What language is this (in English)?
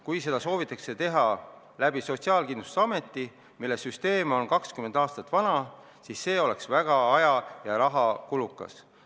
Estonian